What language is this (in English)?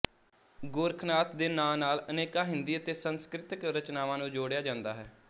Punjabi